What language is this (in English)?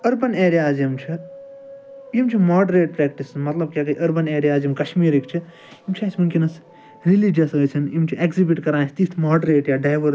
Kashmiri